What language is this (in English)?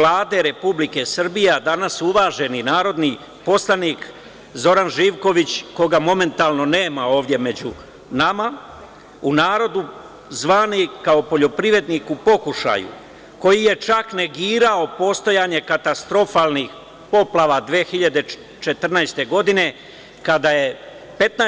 Serbian